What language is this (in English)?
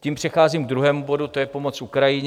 Czech